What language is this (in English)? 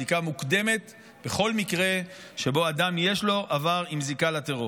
Hebrew